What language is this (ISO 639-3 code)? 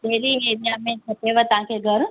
snd